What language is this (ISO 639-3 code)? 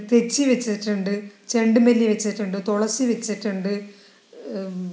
mal